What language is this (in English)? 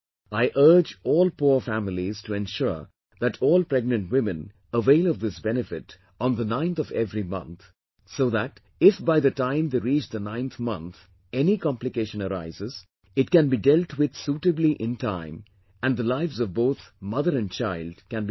English